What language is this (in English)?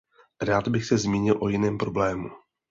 Czech